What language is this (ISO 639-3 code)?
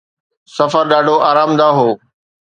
snd